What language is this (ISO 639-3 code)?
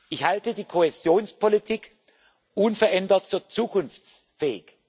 deu